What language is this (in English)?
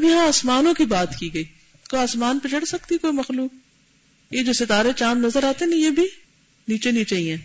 Urdu